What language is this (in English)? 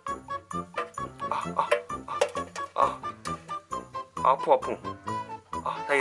Korean